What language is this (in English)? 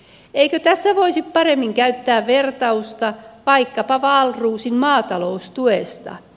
Finnish